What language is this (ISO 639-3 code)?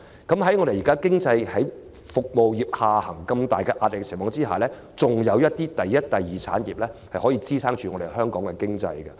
yue